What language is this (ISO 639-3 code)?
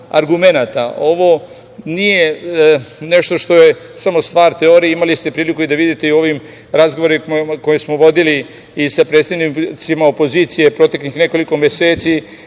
srp